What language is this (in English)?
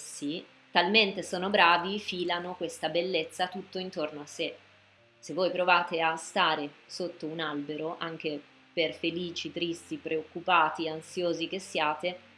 Italian